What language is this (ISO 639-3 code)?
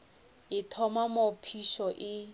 nso